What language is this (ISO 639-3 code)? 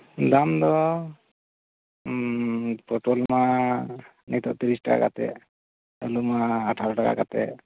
sat